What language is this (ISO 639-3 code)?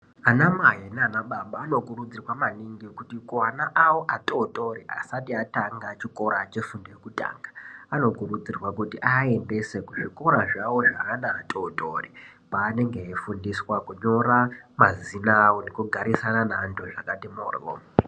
ndc